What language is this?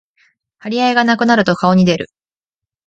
Japanese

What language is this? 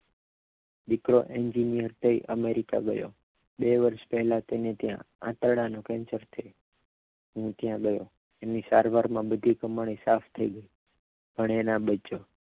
Gujarati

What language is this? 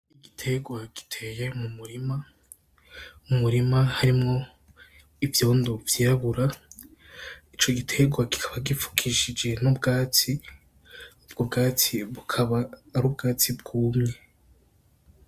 Rundi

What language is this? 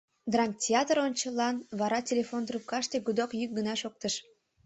Mari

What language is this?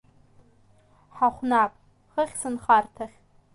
Abkhazian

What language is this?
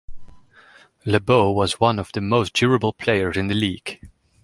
English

